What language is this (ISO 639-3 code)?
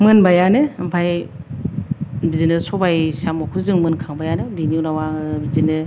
brx